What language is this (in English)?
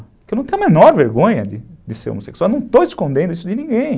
Portuguese